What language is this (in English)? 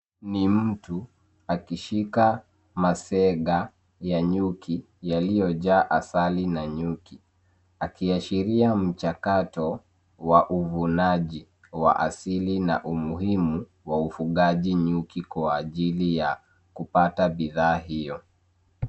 Swahili